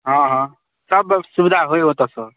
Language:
Maithili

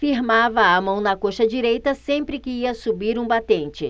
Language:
Portuguese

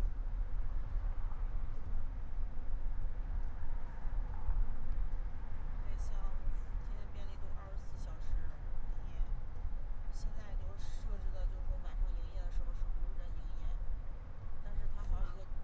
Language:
Chinese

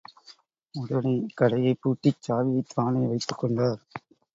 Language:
Tamil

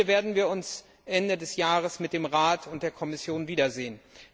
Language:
German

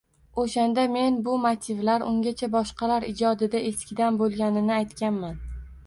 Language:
Uzbek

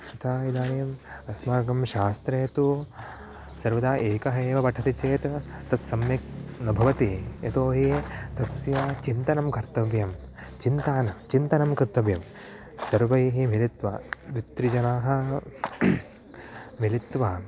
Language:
Sanskrit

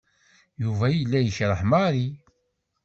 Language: Kabyle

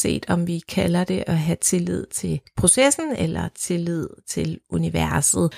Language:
Danish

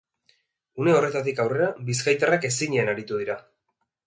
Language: Basque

